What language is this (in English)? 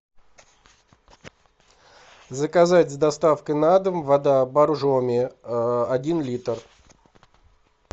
Russian